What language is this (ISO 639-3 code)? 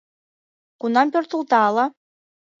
chm